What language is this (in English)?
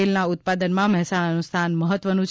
Gujarati